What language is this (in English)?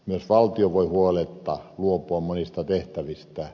Finnish